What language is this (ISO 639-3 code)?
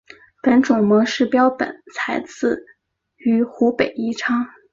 zho